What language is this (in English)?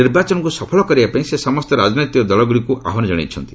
Odia